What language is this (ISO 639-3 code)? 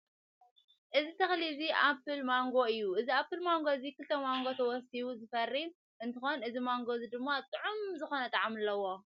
tir